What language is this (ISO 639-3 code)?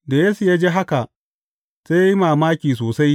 hau